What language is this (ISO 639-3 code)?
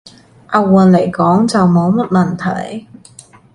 yue